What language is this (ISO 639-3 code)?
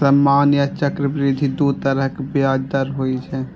mai